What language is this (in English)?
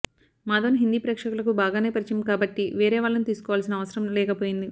Telugu